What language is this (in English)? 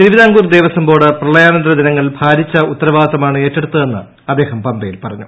Malayalam